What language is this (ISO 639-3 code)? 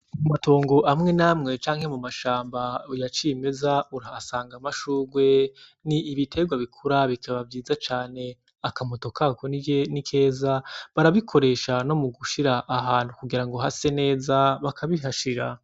run